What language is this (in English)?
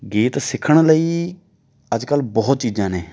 Punjabi